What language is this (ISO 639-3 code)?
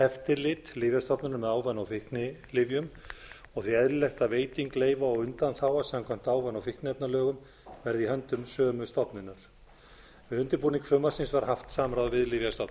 isl